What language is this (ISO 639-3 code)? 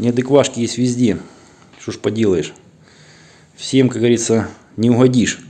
rus